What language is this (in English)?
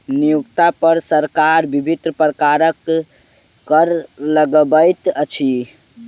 Maithili